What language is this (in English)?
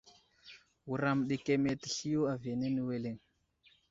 Wuzlam